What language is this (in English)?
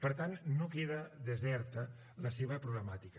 Catalan